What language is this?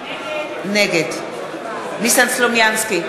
Hebrew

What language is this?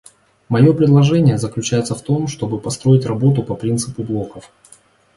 Russian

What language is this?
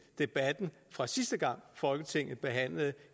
Danish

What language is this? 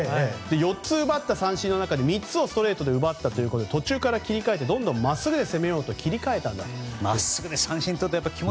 Japanese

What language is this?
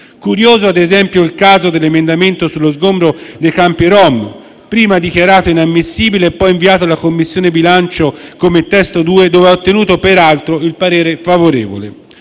Italian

